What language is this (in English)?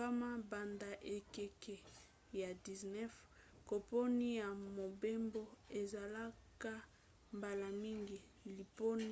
Lingala